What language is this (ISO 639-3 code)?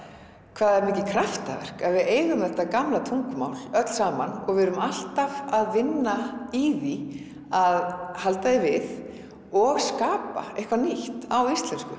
isl